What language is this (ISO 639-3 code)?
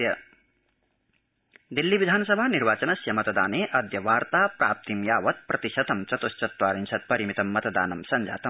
san